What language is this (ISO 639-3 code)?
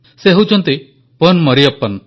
ori